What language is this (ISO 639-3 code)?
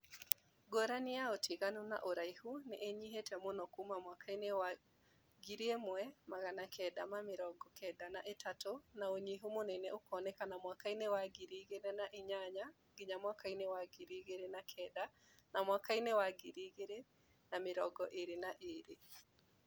kik